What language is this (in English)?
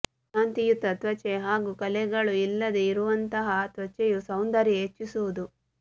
Kannada